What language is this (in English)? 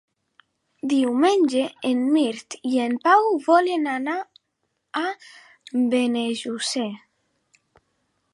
Catalan